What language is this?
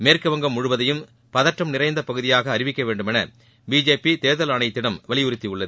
Tamil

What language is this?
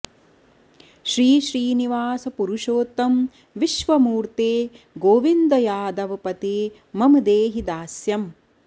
Sanskrit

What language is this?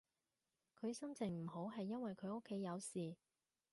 Cantonese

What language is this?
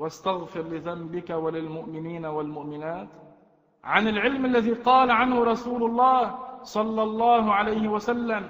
Arabic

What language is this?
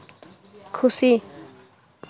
Santali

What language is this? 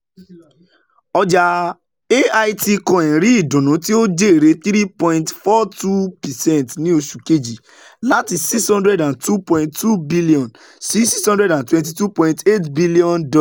Yoruba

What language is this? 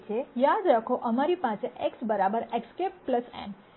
Gujarati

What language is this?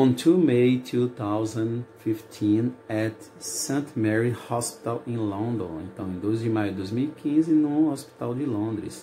Portuguese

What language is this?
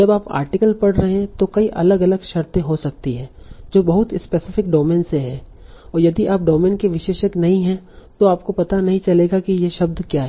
Hindi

